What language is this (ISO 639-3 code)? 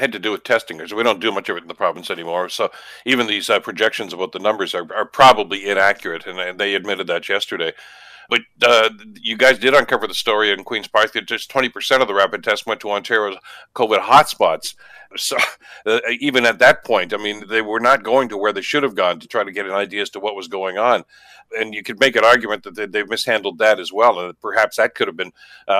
eng